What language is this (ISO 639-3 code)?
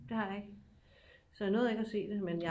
dan